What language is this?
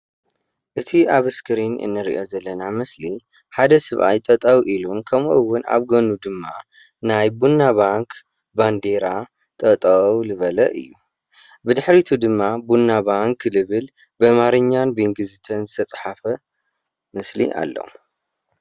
Tigrinya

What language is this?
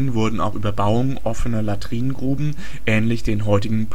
German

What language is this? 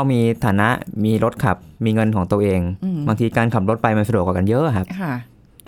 Thai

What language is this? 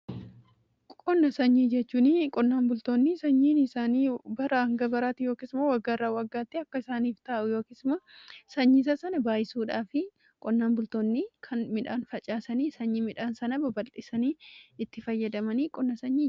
Oromo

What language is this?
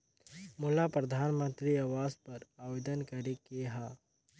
Chhattisgarhi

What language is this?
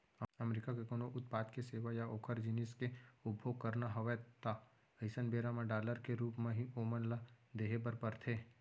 Chhattisgarhi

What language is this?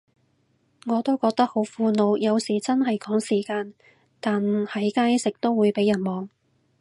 Cantonese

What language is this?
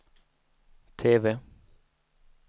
Swedish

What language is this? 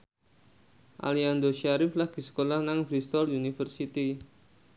Javanese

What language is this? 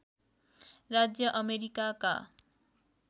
Nepali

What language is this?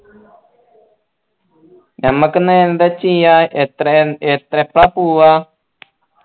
Malayalam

